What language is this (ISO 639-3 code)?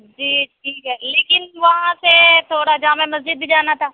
urd